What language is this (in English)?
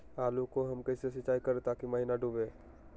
Magahi